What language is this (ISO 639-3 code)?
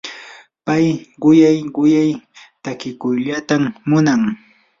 qur